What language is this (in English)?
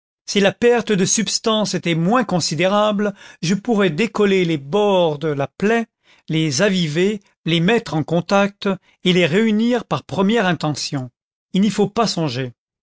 French